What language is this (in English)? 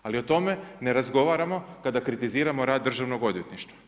Croatian